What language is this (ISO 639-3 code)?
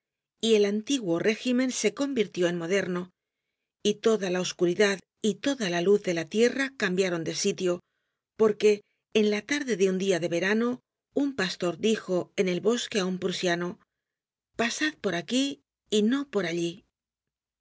spa